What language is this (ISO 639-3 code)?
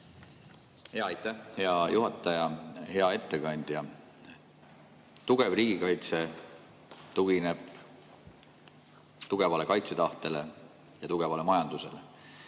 est